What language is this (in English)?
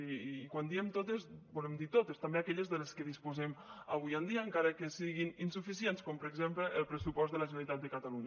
Catalan